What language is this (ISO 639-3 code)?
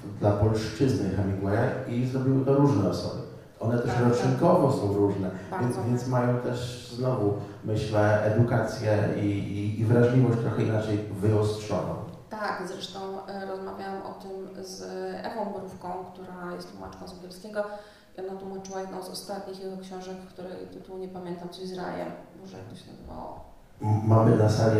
pol